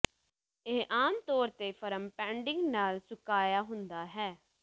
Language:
Punjabi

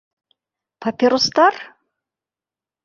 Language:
Bashkir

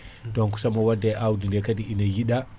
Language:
Fula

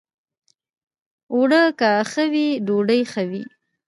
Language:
Pashto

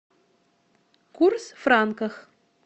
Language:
Russian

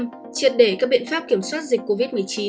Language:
Vietnamese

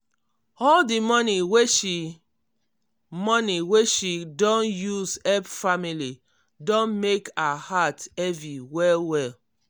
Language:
Nigerian Pidgin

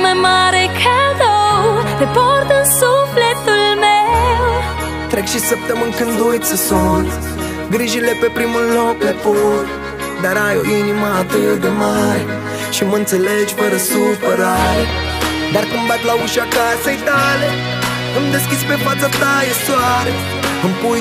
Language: Romanian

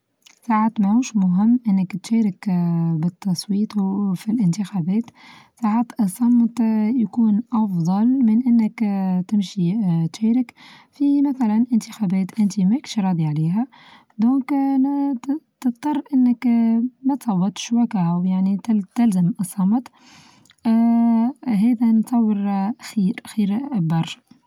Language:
Tunisian Arabic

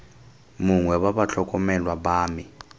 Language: Tswana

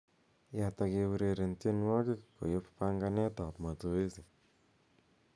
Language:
Kalenjin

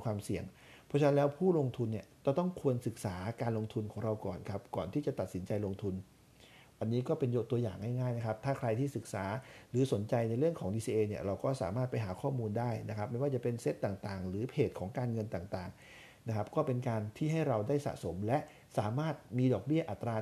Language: Thai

